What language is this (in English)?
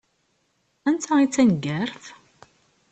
Kabyle